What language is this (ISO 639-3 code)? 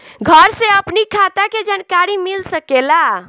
bho